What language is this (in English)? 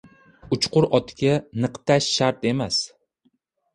Uzbek